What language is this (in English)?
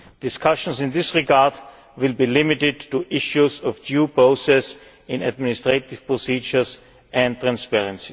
English